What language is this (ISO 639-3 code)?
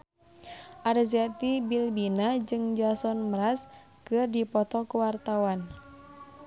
sun